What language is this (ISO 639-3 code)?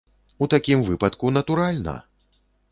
bel